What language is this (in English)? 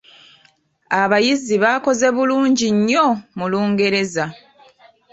Ganda